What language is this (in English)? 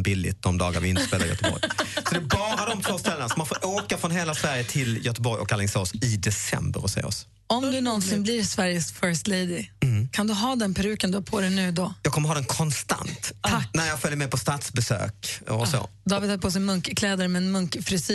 Swedish